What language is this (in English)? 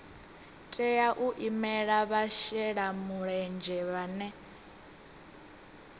Venda